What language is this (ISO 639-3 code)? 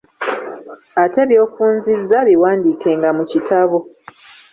lug